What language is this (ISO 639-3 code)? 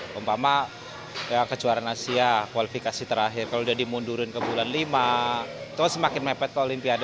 ind